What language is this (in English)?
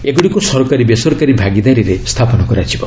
Odia